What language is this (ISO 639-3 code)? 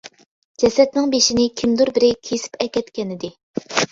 uig